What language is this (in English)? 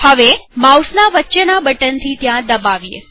Gujarati